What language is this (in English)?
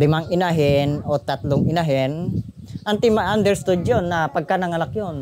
Filipino